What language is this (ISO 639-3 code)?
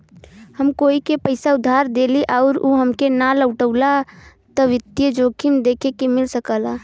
bho